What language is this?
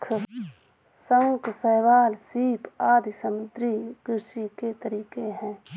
Hindi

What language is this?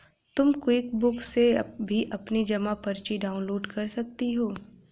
Hindi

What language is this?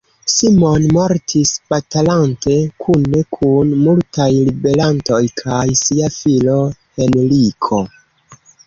Esperanto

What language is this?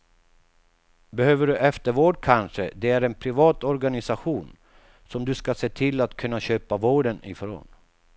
Swedish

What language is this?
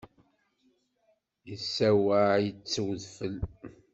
Kabyle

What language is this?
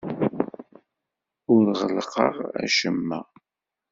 Kabyle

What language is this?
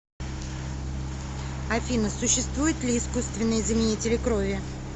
Russian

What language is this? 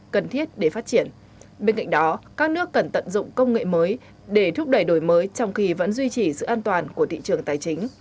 Vietnamese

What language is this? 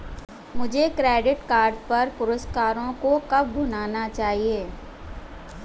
Hindi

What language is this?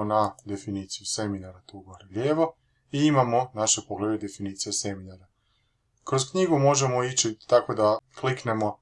Croatian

